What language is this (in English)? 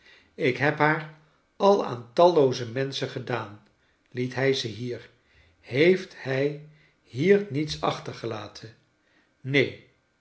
Dutch